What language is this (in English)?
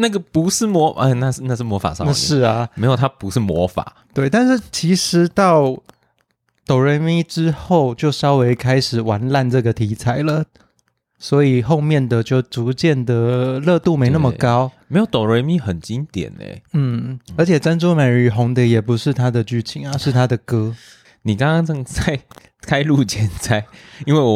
Chinese